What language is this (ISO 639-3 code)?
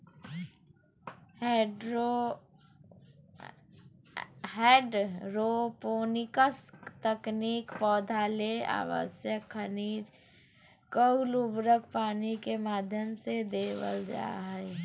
mag